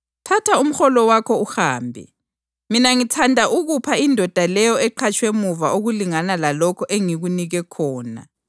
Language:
North Ndebele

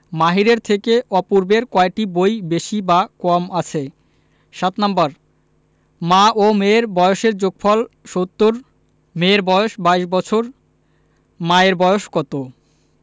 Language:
Bangla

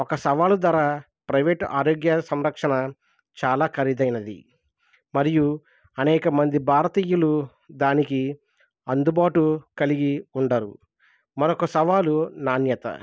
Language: Telugu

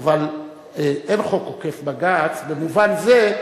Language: Hebrew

